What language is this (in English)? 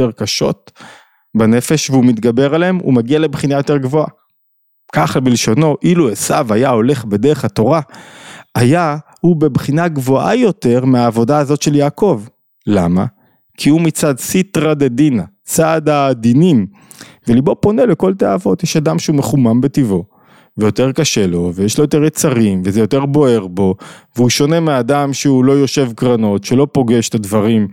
Hebrew